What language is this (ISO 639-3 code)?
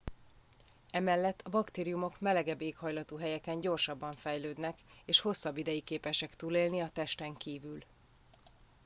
hun